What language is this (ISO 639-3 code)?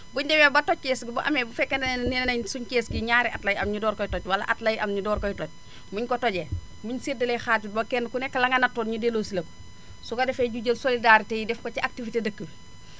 wol